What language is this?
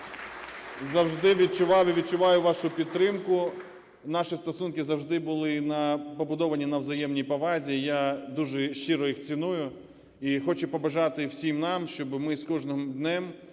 Ukrainian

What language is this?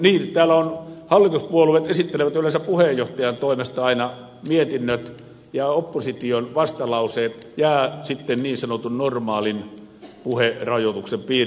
Finnish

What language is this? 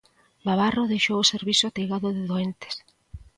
Galician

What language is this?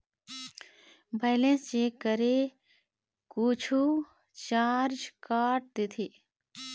Chhattisgarhi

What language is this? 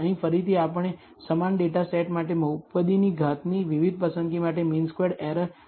Gujarati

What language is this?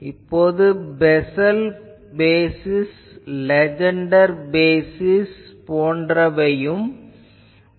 Tamil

